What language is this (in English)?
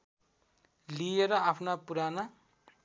Nepali